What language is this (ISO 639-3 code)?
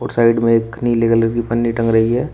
hin